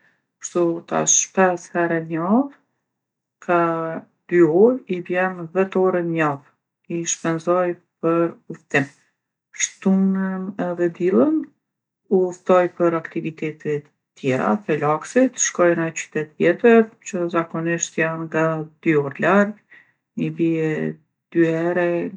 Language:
Gheg Albanian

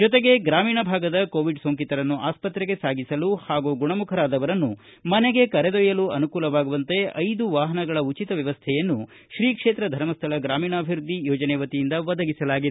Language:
Kannada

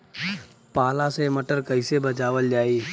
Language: Bhojpuri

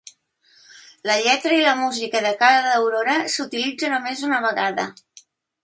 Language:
Catalan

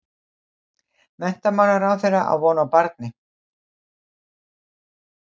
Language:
Icelandic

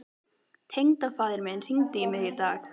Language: Icelandic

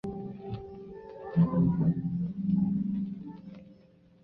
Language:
Chinese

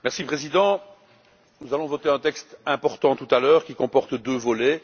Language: French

